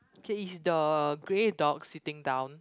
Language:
English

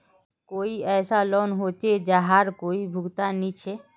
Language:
Magahi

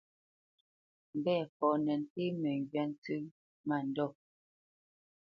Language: Bamenyam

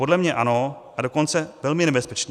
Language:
Czech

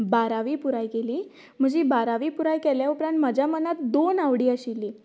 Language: Konkani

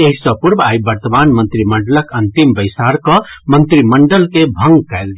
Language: Maithili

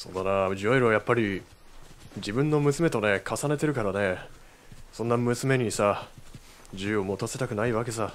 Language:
Japanese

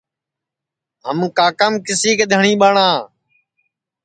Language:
Sansi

